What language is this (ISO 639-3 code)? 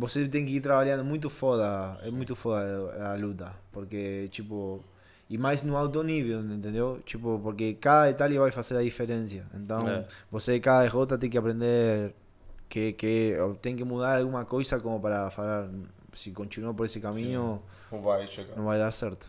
por